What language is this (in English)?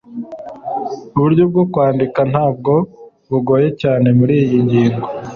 Kinyarwanda